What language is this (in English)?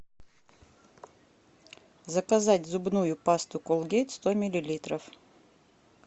Russian